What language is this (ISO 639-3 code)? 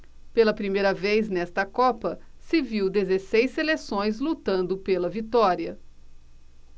por